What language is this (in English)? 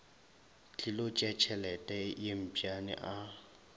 Northern Sotho